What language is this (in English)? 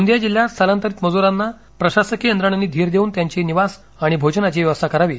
Marathi